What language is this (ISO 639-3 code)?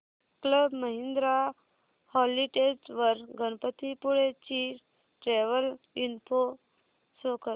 mar